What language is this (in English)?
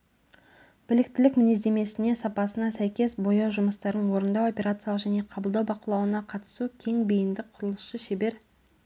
Kazakh